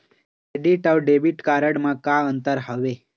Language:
Chhattisgarhi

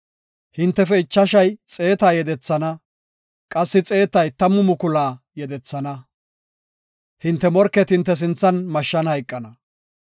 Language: Gofa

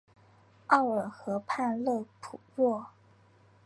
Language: Chinese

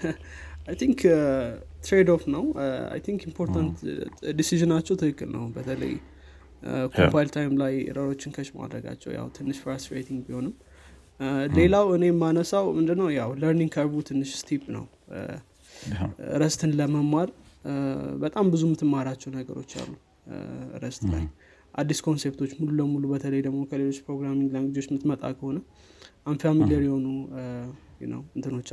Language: Amharic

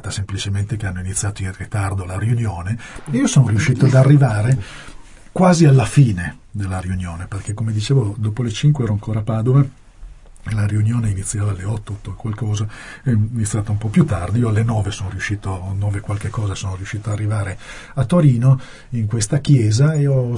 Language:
Italian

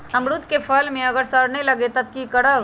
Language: Magahi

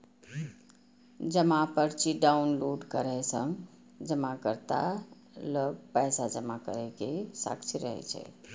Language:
Maithili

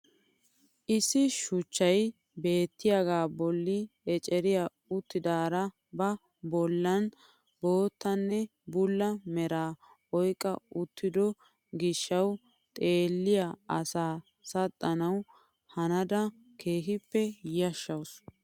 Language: Wolaytta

